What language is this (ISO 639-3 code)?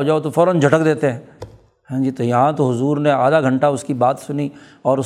urd